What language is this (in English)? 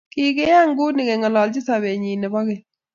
Kalenjin